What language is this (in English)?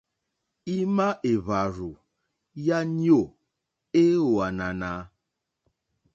Mokpwe